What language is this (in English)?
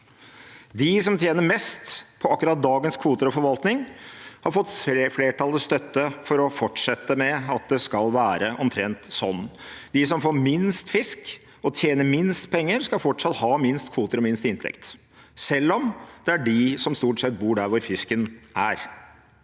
Norwegian